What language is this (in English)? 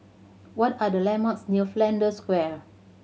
English